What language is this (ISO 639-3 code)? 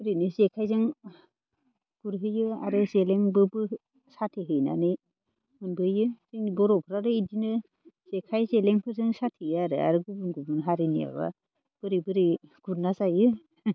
brx